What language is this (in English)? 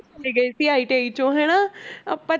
Punjabi